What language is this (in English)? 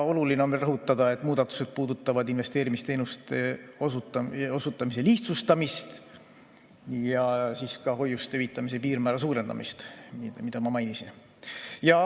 Estonian